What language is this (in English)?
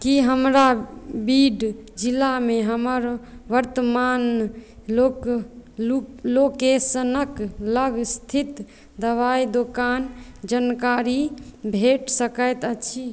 Maithili